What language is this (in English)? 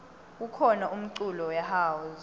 Swati